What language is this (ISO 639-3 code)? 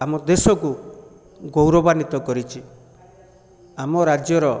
ori